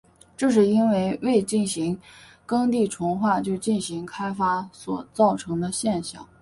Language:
Chinese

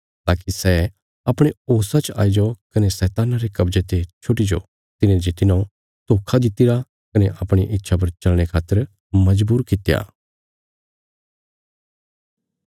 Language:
Bilaspuri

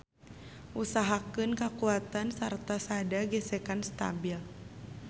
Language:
Sundanese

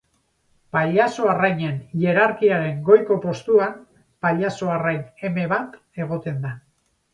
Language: Basque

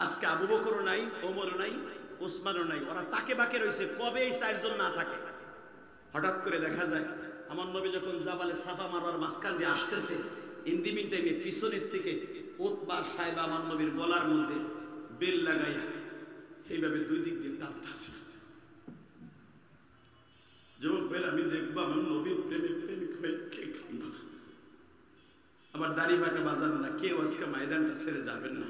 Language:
Arabic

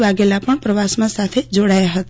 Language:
Gujarati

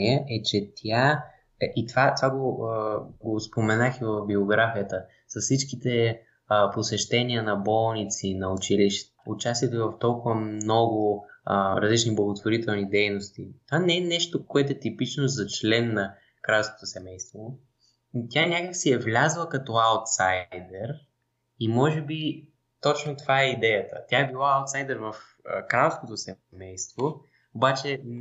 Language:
Bulgarian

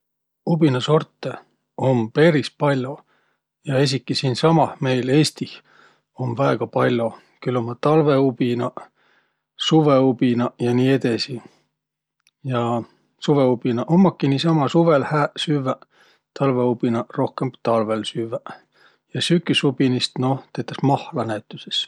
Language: Võro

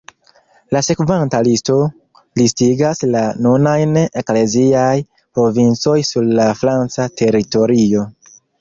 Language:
Esperanto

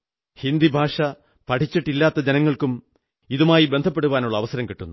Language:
Malayalam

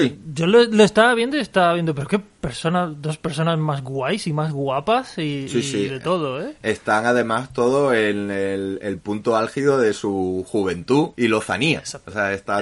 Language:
Spanish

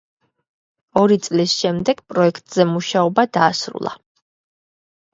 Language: Georgian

